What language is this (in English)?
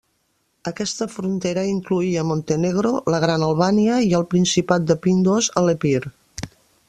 Catalan